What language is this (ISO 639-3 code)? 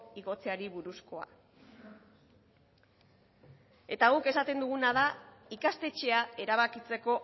eus